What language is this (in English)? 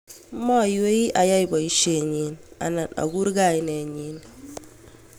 Kalenjin